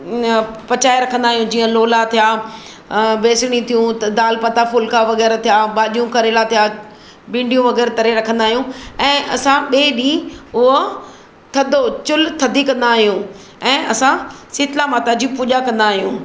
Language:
Sindhi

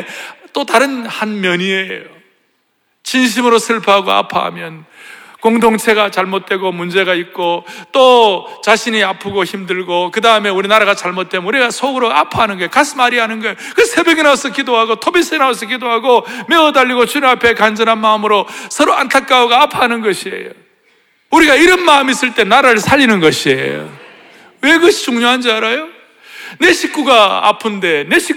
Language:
Korean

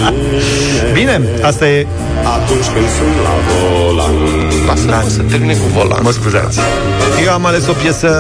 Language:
Romanian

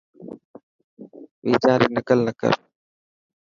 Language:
Dhatki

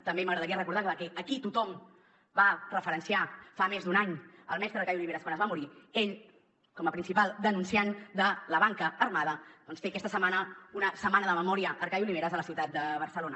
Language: Catalan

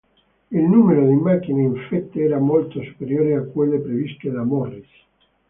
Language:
Italian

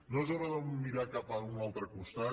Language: Catalan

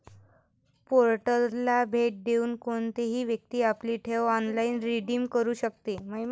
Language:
Marathi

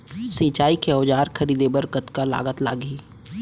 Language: Chhattisgarhi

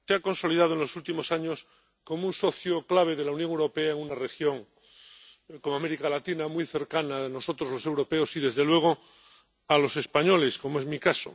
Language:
Spanish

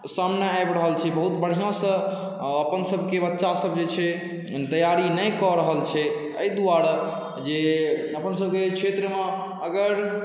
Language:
Maithili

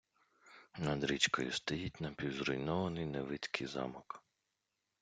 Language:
Ukrainian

